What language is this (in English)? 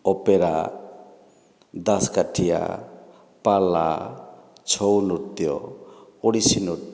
Odia